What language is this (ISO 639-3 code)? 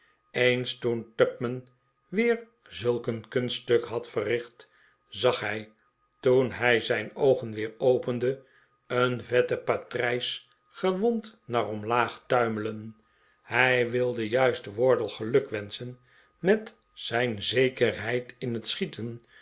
nld